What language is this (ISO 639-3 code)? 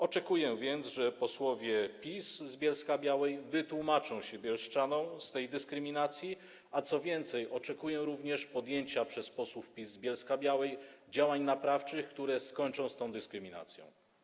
pol